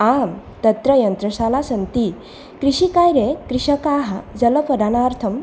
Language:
Sanskrit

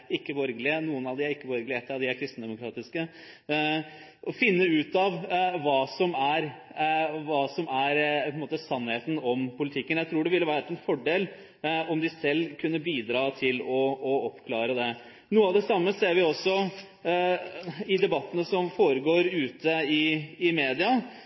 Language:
Norwegian Bokmål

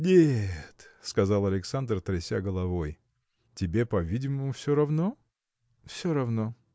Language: Russian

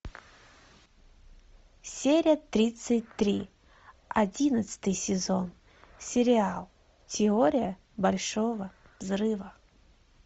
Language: Russian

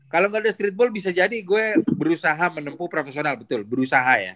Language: Indonesian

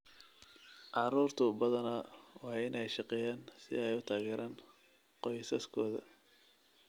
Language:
Somali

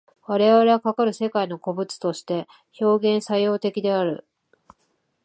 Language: Japanese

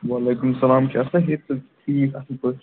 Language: Kashmiri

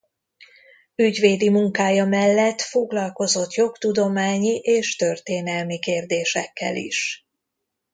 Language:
Hungarian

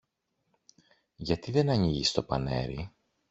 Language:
Greek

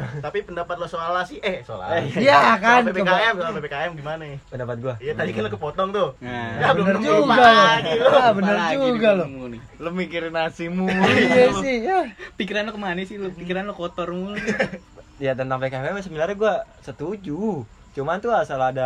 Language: Indonesian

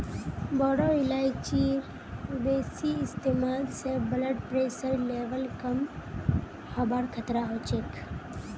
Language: Magahi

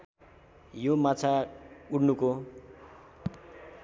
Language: Nepali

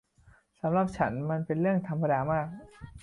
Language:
Thai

